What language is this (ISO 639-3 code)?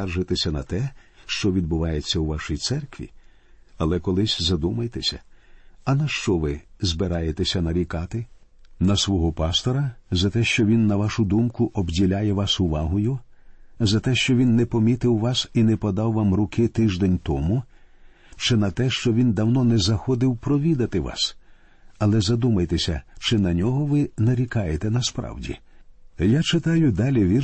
ukr